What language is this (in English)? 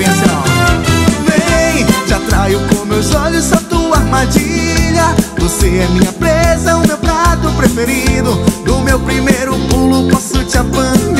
Portuguese